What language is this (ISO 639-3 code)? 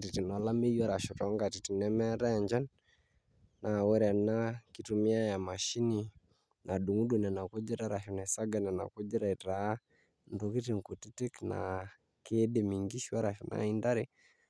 mas